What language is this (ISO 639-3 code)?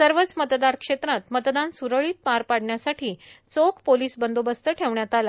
mar